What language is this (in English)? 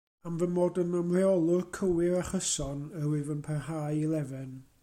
Welsh